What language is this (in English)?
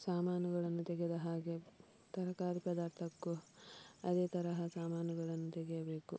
Kannada